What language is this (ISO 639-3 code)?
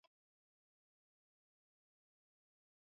swa